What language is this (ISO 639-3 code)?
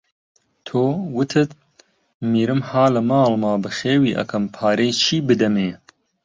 ckb